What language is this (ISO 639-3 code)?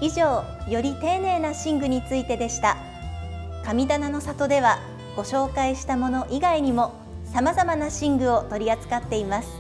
jpn